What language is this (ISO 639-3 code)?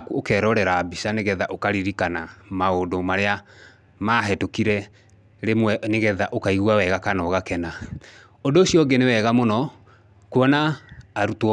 kik